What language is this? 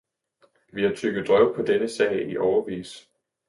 Danish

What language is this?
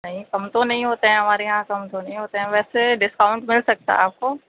Urdu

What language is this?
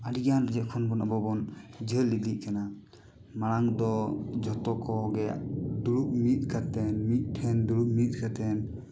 Santali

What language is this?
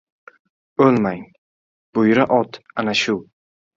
Uzbek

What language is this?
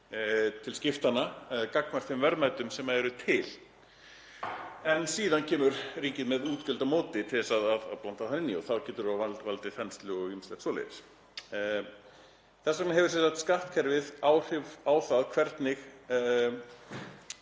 Icelandic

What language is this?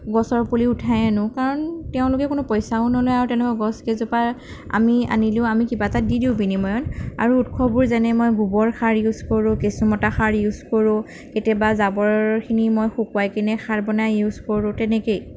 Assamese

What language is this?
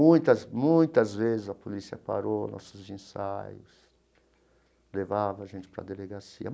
Portuguese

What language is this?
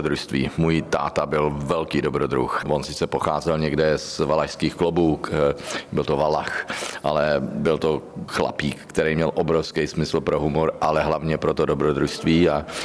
Czech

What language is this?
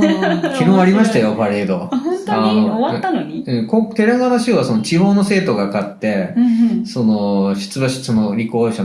Japanese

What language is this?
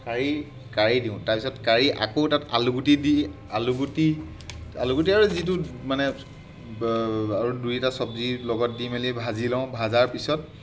Assamese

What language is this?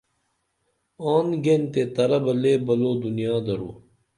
Dameli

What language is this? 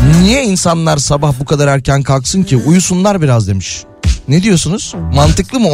Turkish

